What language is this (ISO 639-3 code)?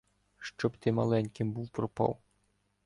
ukr